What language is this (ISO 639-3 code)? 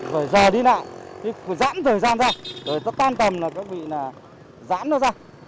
vie